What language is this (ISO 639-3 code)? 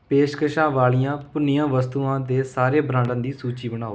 pan